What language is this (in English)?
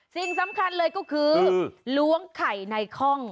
Thai